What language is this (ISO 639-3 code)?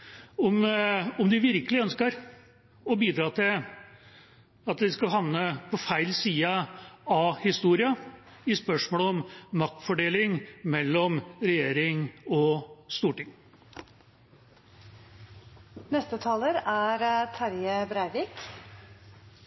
nob